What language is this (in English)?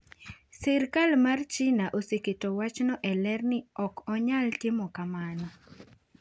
Luo (Kenya and Tanzania)